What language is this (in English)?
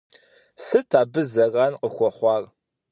Kabardian